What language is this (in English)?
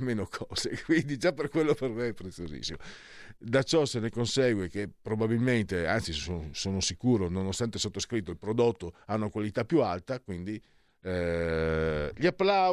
Italian